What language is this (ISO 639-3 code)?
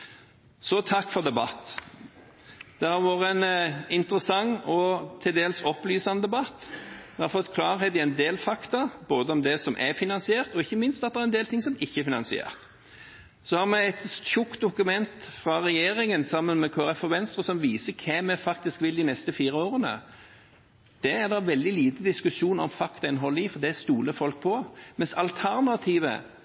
nob